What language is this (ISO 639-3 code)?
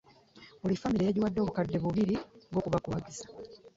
lug